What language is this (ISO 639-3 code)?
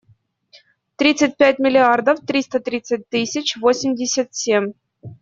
rus